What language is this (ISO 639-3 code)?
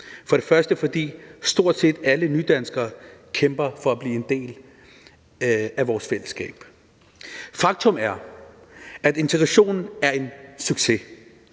dan